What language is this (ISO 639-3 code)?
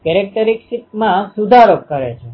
guj